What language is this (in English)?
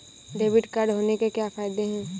Hindi